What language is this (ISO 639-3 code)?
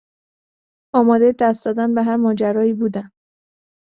fas